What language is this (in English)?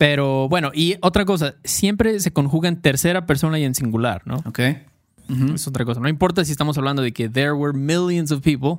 Spanish